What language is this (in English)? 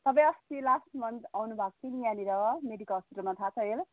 Nepali